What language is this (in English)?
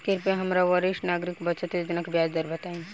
Bhojpuri